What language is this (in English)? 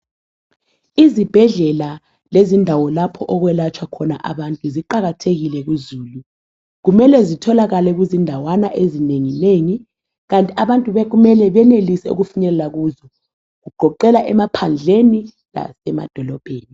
North Ndebele